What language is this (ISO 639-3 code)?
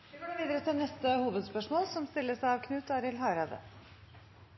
nor